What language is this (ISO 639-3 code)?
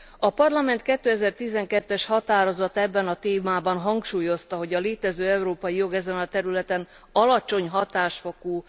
hun